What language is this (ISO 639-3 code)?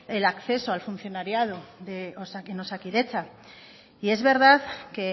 spa